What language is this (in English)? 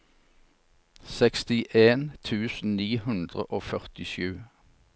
Norwegian